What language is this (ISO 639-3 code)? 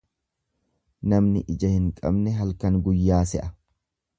orm